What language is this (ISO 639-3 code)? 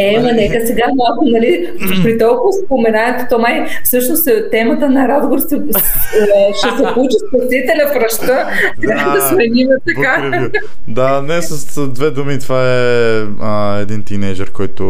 bul